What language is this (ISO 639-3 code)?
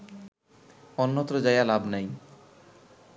ben